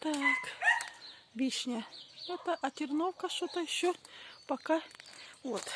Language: Russian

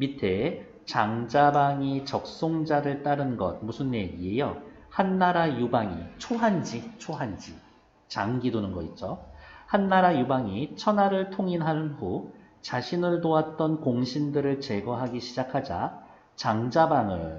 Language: Korean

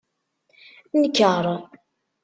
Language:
Kabyle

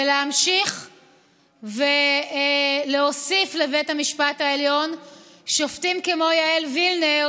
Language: Hebrew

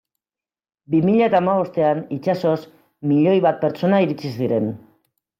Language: Basque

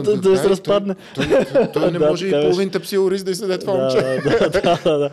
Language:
Bulgarian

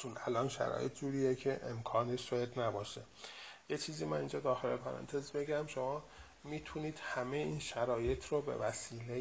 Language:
Persian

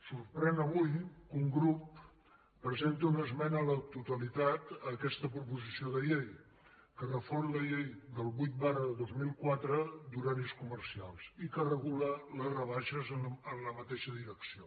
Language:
Catalan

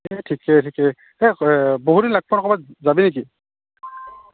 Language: Assamese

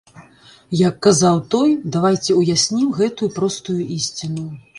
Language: Belarusian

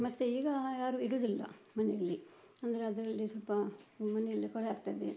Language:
Kannada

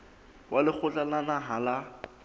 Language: Southern Sotho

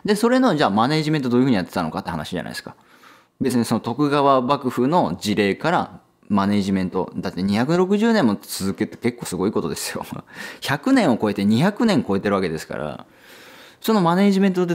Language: Japanese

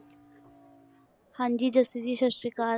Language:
Punjabi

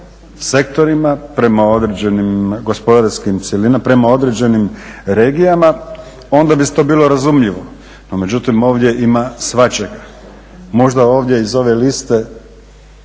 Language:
Croatian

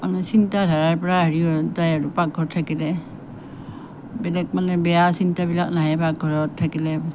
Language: Assamese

